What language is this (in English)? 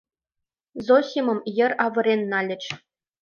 Mari